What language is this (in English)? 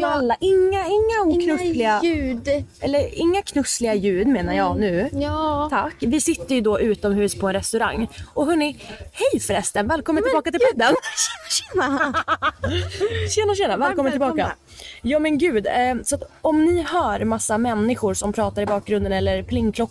Swedish